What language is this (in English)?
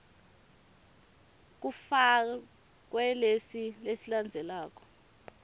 Swati